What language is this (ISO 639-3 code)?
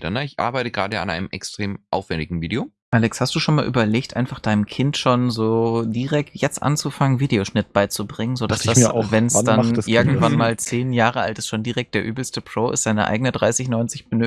deu